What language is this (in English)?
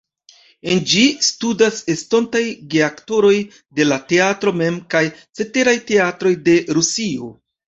Esperanto